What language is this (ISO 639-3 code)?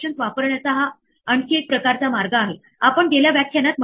mar